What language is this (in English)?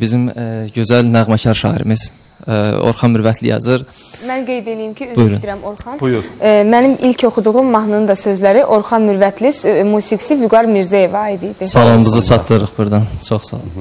Turkish